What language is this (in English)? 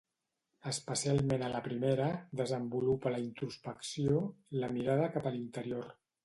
Catalan